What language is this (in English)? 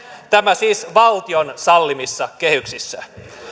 Finnish